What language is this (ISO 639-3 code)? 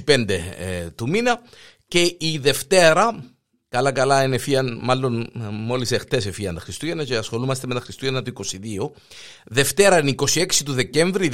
ell